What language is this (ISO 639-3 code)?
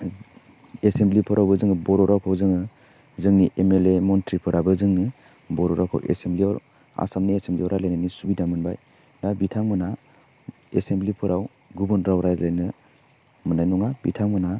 brx